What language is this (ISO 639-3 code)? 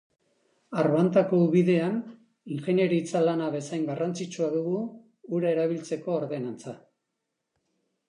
eus